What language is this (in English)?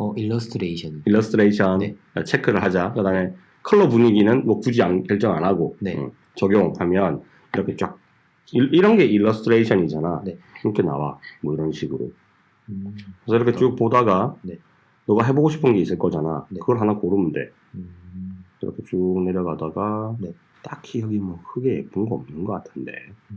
Korean